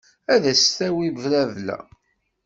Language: Kabyle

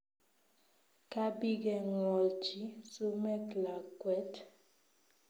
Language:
Kalenjin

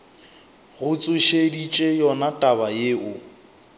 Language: Northern Sotho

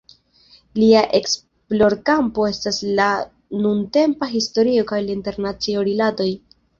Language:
Esperanto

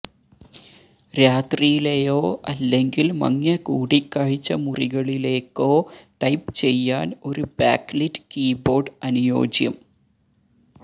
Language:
Malayalam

